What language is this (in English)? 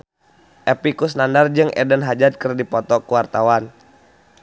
Sundanese